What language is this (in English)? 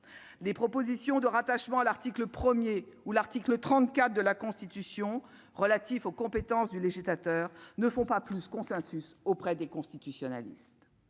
French